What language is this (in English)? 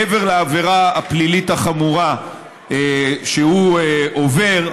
Hebrew